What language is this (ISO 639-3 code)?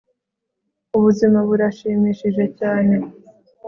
kin